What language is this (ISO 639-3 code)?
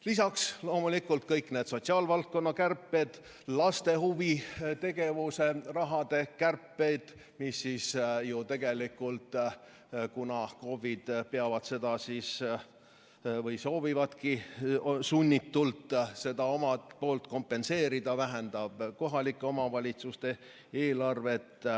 est